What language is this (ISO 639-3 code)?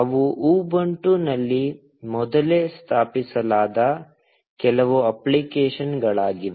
kan